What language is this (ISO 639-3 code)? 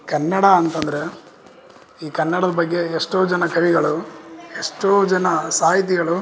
kan